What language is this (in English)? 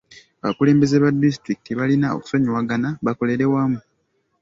Ganda